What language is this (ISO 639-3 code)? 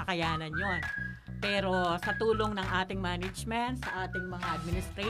fil